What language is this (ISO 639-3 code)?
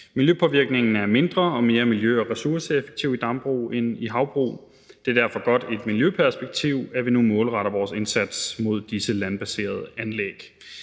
dan